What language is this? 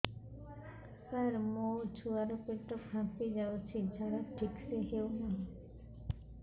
Odia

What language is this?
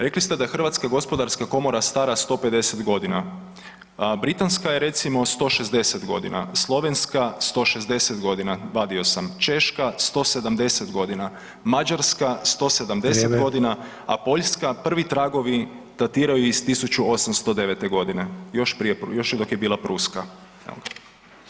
Croatian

